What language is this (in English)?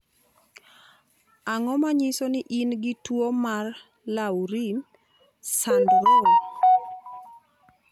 Luo (Kenya and Tanzania)